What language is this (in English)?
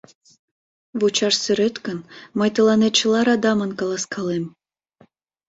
Mari